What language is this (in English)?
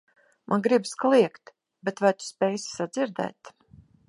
Latvian